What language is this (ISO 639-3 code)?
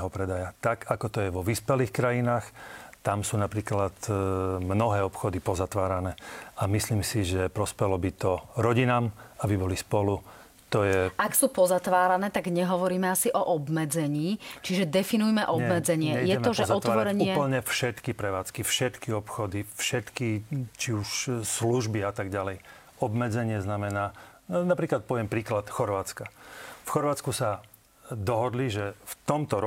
slk